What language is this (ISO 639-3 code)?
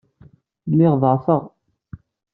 kab